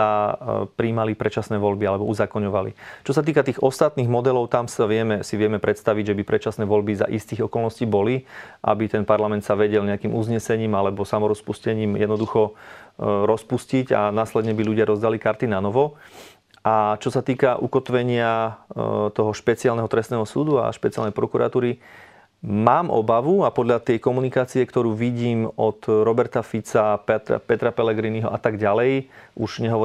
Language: Slovak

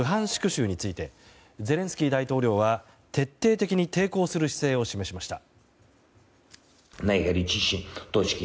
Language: Japanese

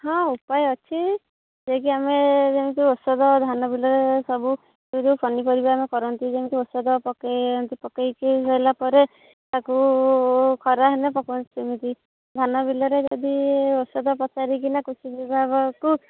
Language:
Odia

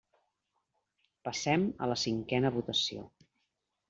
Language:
Catalan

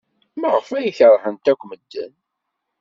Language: Kabyle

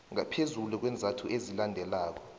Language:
South Ndebele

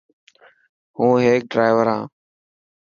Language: Dhatki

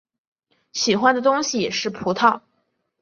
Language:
Chinese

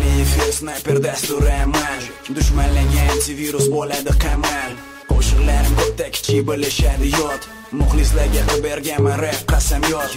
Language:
Lithuanian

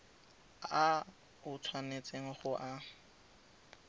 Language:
Tswana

